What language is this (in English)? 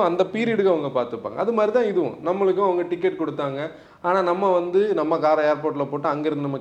Tamil